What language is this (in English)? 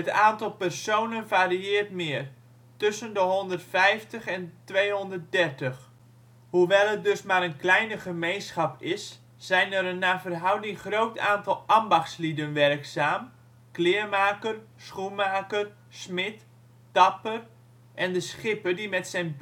Dutch